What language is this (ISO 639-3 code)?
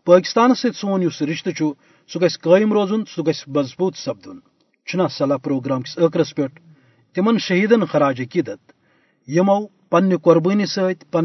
urd